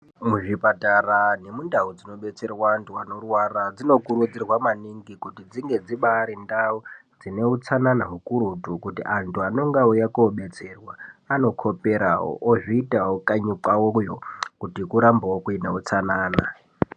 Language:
Ndau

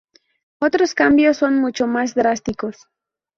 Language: Spanish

